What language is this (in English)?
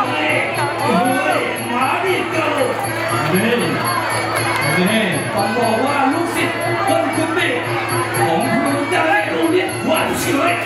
Thai